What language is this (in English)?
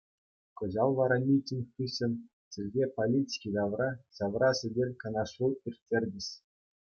Chuvash